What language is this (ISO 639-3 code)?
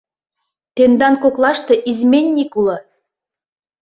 chm